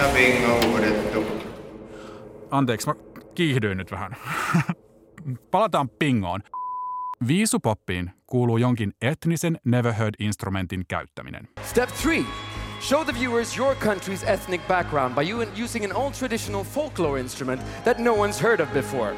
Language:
Finnish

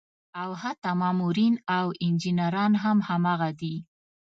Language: Pashto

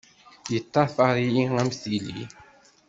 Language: Kabyle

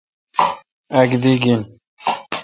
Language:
Kalkoti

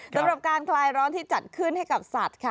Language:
Thai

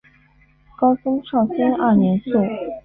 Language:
Chinese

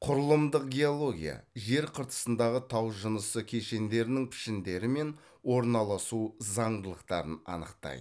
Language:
Kazakh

